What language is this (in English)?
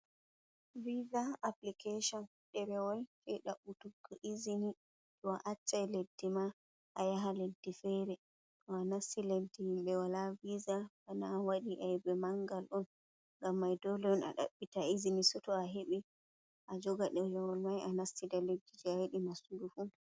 Fula